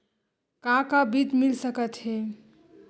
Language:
Chhattisgarhi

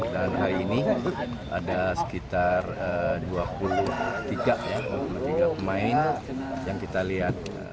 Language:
Indonesian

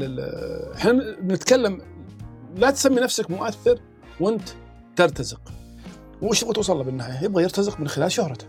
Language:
Arabic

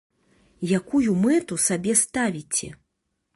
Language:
Belarusian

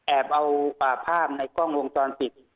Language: Thai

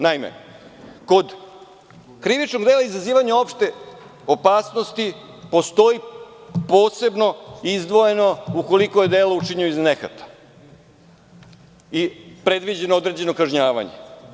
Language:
Serbian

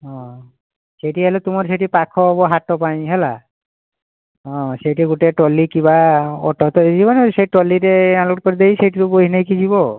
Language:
Odia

